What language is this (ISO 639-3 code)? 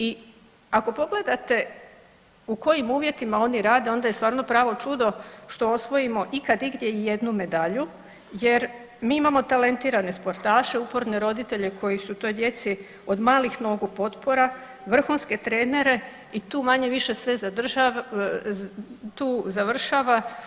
hrv